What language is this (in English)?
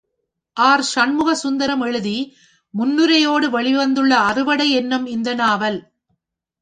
Tamil